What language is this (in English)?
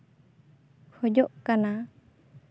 Santali